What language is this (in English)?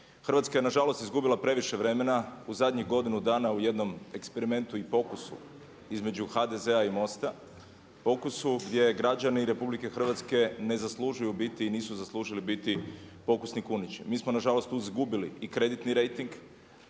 Croatian